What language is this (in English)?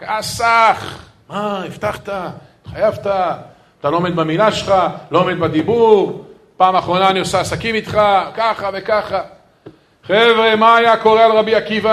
Hebrew